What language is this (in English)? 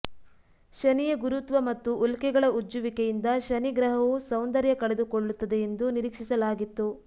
Kannada